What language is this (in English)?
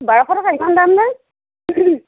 Assamese